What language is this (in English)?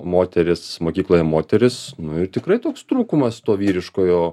Lithuanian